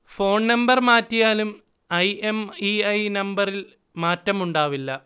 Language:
Malayalam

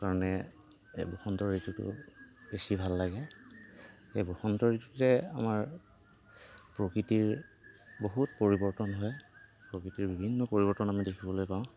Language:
Assamese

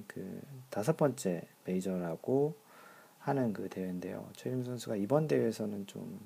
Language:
Korean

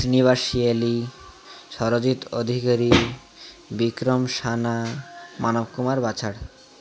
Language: Odia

